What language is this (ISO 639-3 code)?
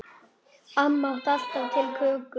isl